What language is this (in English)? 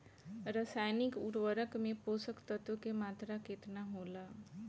Bhojpuri